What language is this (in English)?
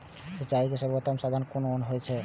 Maithili